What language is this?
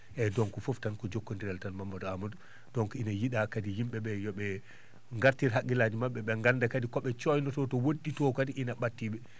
Fula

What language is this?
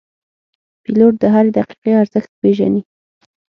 Pashto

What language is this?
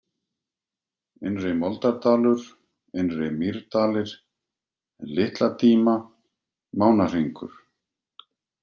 Icelandic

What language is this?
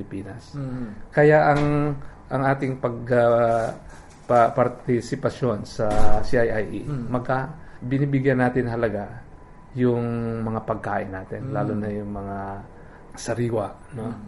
Filipino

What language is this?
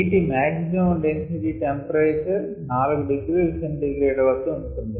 Telugu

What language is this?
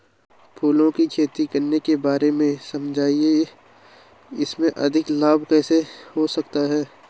Hindi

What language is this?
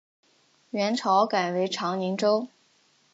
Chinese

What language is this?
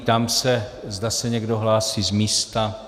Czech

